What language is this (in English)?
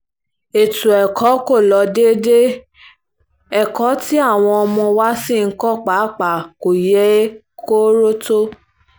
Yoruba